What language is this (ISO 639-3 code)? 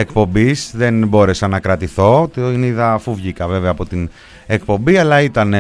ell